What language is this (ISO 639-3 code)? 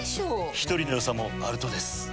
jpn